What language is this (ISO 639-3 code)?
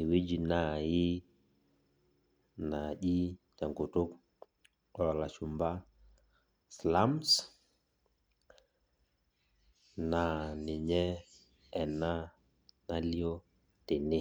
mas